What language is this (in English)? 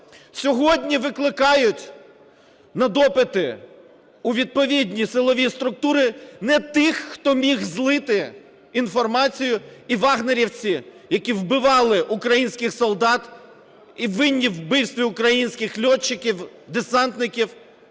Ukrainian